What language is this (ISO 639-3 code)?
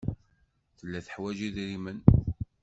kab